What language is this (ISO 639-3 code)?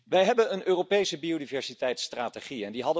nld